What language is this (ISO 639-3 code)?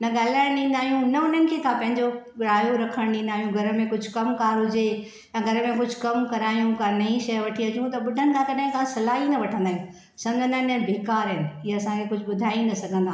snd